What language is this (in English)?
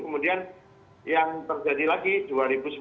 Indonesian